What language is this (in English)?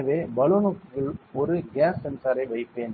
Tamil